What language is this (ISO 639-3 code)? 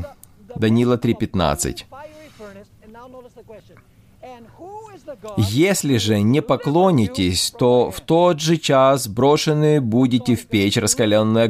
rus